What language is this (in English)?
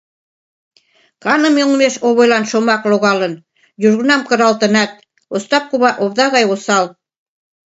Mari